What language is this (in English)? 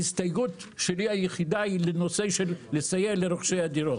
Hebrew